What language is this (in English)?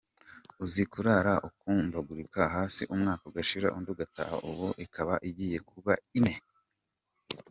Kinyarwanda